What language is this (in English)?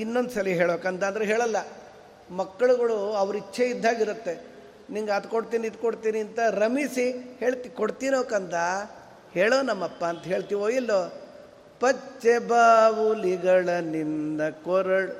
Kannada